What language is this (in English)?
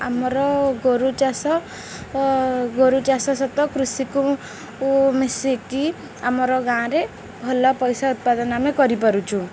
Odia